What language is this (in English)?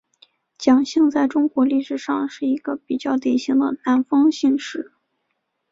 Chinese